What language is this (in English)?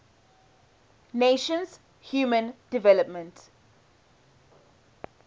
English